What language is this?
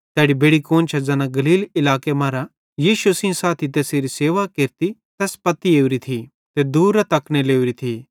Bhadrawahi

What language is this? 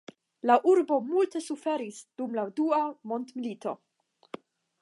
Esperanto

